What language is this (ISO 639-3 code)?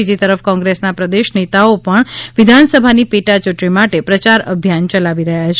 guj